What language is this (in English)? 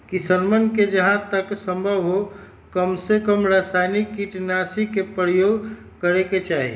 Magahi